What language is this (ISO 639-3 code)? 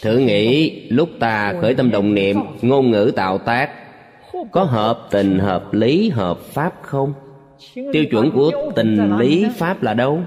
vie